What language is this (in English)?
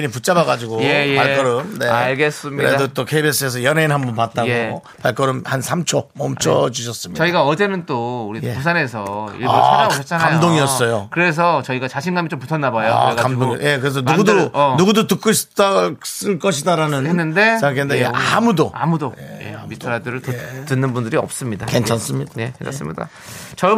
Korean